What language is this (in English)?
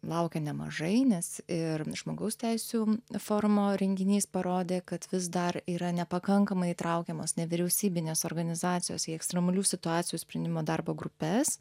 Lithuanian